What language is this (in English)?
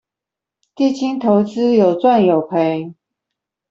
Chinese